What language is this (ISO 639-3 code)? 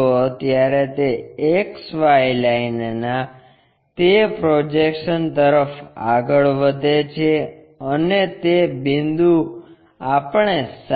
guj